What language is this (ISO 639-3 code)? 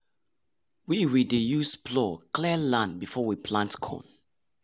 pcm